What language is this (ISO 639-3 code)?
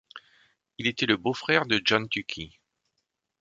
fra